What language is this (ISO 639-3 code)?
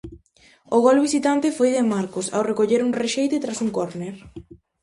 glg